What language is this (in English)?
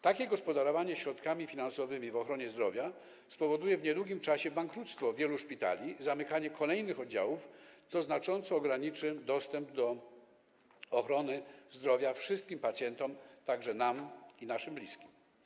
Polish